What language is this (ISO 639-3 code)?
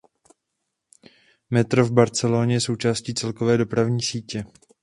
ces